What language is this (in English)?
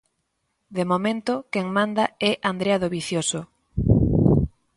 Galician